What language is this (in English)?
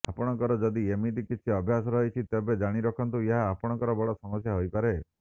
Odia